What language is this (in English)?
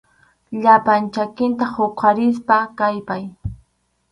Arequipa-La Unión Quechua